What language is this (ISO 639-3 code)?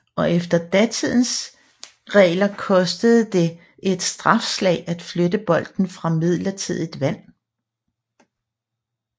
dan